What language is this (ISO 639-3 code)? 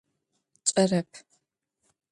ady